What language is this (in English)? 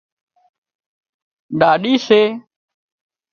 Wadiyara Koli